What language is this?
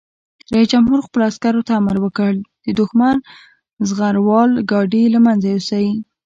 Pashto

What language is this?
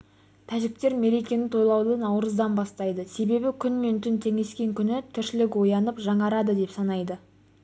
Kazakh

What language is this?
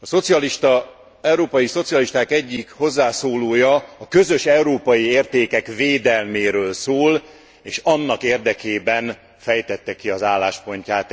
Hungarian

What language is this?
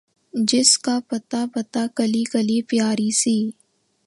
Urdu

